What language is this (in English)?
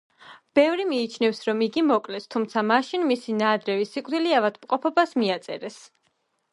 Georgian